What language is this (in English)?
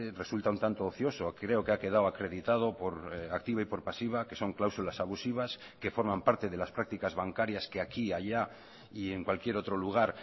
Spanish